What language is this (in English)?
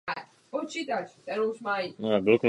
Czech